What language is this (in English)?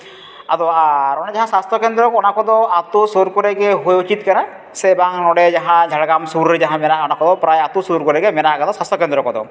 Santali